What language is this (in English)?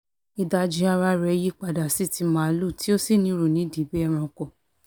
Yoruba